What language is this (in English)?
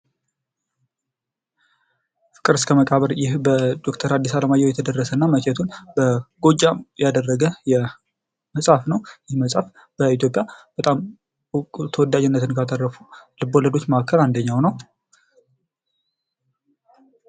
Amharic